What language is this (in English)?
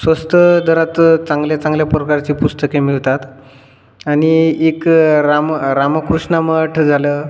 Marathi